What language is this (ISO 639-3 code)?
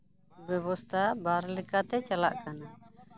sat